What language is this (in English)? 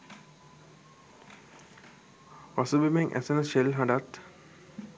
Sinhala